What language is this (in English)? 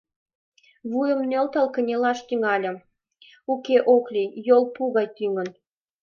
Mari